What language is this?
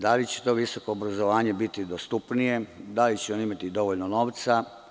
Serbian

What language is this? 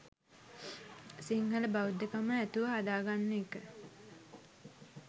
Sinhala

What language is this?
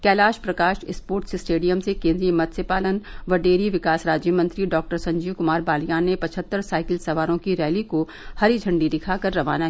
Hindi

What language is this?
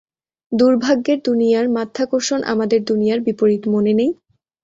Bangla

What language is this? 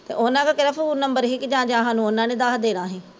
Punjabi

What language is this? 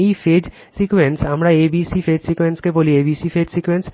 Bangla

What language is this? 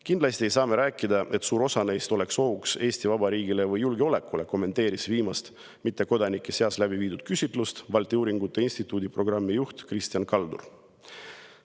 Estonian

